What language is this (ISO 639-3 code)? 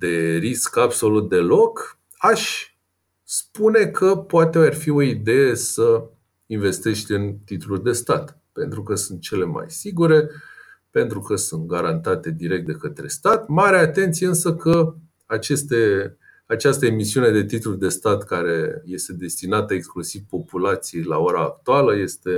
ron